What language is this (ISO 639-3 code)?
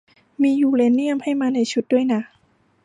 tha